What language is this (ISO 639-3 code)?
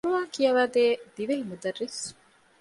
div